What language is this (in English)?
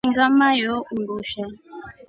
Rombo